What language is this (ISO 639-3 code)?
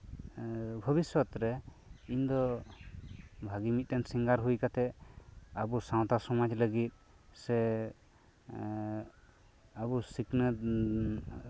sat